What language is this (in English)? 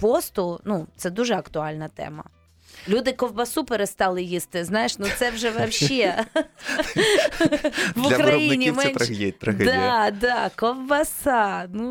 Ukrainian